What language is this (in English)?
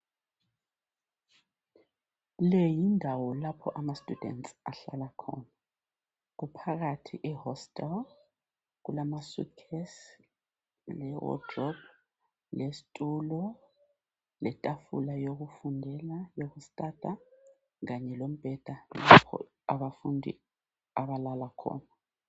North Ndebele